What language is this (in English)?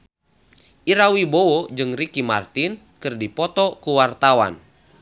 Sundanese